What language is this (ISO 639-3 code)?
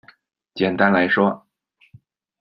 zho